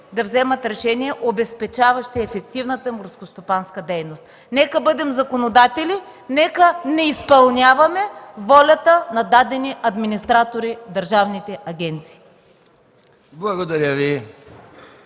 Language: Bulgarian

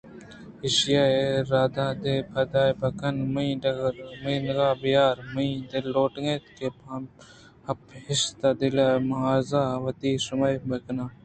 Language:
Eastern Balochi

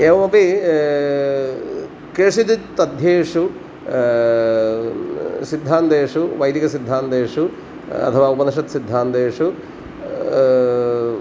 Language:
Sanskrit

